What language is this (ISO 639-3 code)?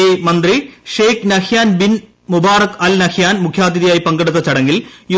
mal